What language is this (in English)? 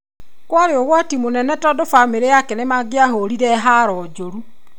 Kikuyu